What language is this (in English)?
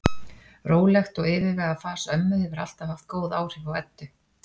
Icelandic